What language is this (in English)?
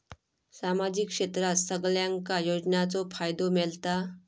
Marathi